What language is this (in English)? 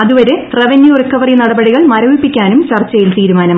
Malayalam